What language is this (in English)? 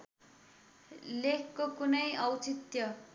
Nepali